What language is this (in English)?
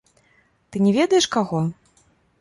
Belarusian